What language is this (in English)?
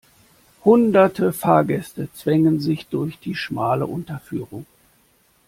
German